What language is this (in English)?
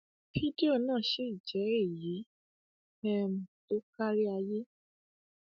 Yoruba